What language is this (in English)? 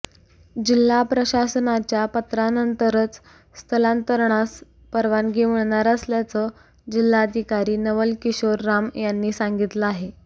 Marathi